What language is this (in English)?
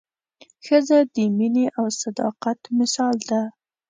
Pashto